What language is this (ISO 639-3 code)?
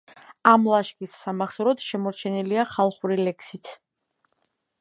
kat